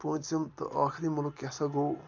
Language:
Kashmiri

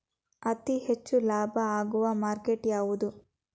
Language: Kannada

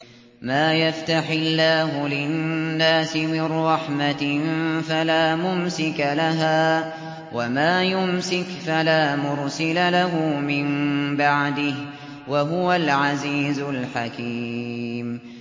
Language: Arabic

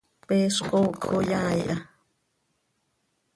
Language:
Seri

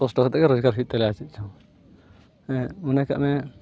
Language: Santali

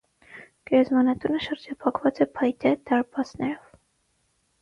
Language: Armenian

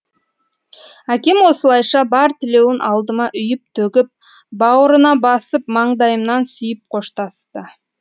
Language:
Kazakh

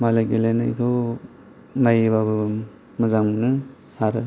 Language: Bodo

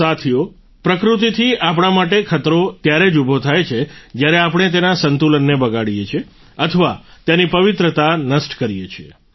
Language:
Gujarati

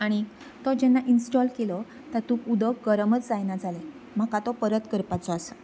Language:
Konkani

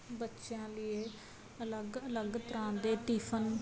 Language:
Punjabi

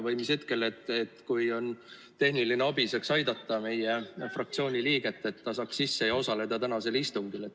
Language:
Estonian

